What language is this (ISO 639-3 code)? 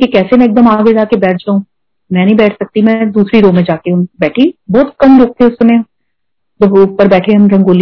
hin